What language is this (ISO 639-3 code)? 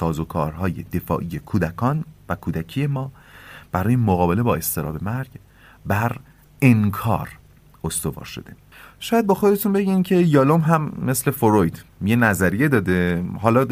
fas